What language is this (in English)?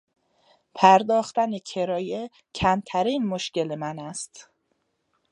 Persian